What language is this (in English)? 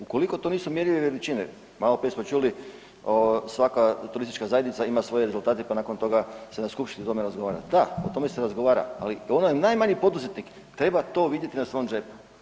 Croatian